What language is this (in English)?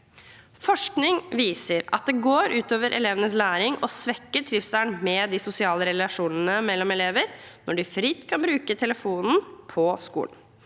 Norwegian